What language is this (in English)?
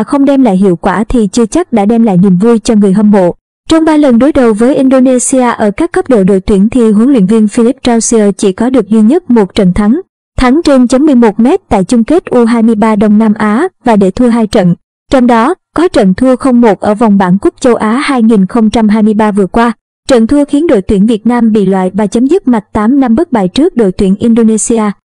Vietnamese